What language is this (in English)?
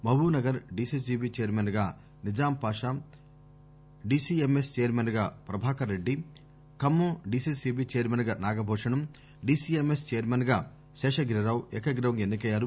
Telugu